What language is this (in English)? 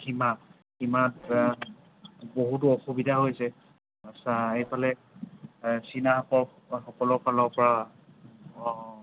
Assamese